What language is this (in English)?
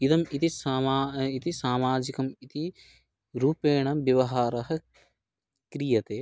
Sanskrit